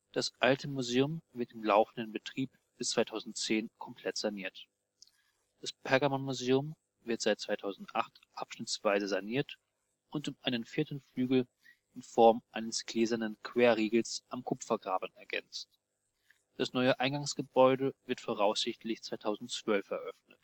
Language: German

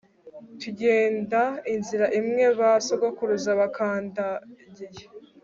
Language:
Kinyarwanda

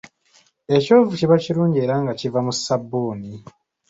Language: Ganda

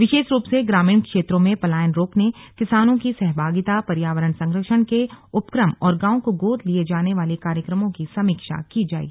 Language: Hindi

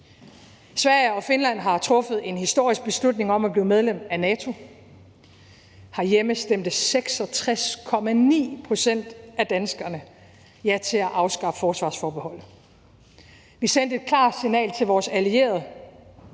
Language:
Danish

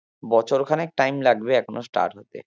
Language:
Bangla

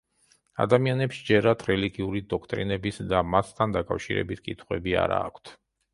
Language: Georgian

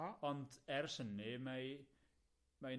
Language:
Welsh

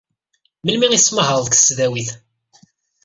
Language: Kabyle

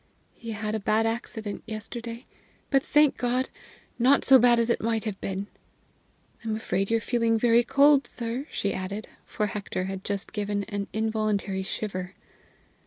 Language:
English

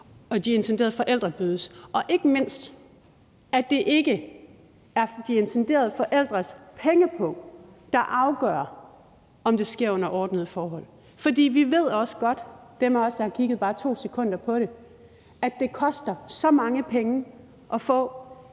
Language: Danish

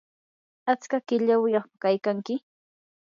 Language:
Yanahuanca Pasco Quechua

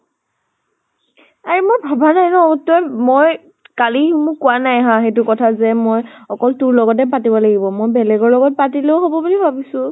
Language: Assamese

